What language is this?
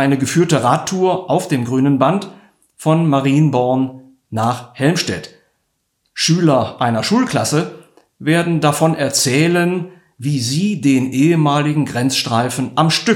German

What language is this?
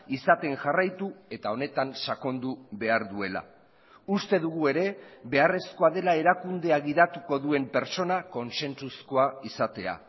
Basque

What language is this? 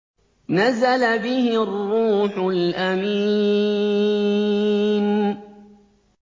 Arabic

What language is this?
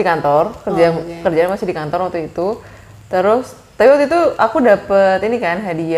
Indonesian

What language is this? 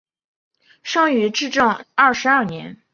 Chinese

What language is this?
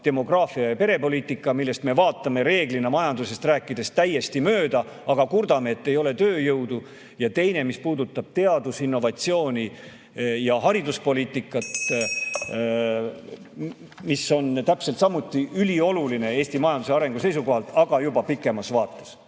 Estonian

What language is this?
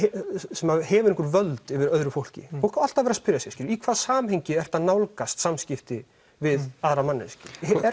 Icelandic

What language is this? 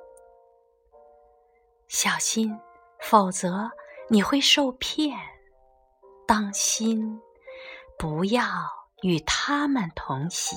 Chinese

